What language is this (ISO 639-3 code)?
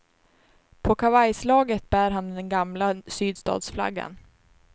swe